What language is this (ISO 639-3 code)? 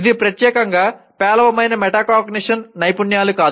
tel